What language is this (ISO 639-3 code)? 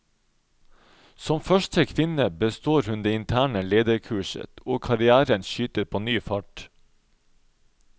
nor